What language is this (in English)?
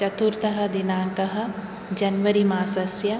Sanskrit